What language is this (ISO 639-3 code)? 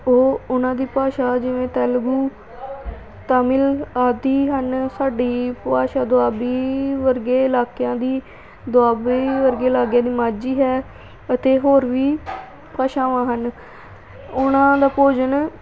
pan